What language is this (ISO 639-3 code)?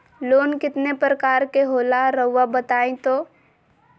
mag